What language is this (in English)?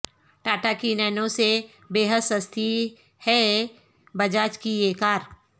Urdu